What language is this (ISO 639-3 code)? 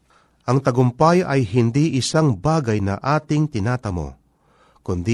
fil